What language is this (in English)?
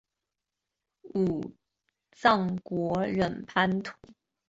Chinese